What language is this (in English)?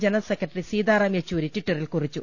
Malayalam